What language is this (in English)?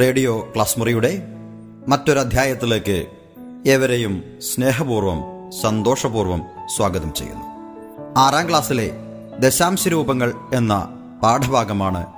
Malayalam